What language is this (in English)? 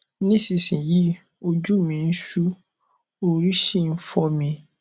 Yoruba